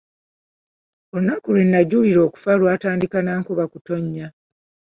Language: Ganda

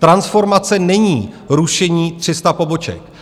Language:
Czech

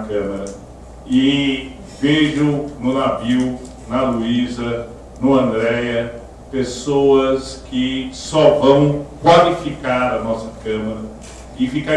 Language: Portuguese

